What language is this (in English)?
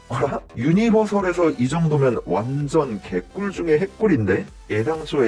Korean